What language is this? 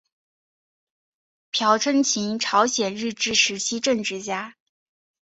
Chinese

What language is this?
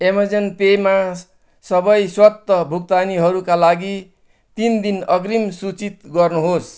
Nepali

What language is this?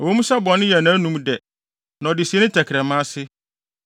Akan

